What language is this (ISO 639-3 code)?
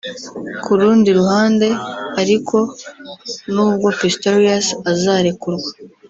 kin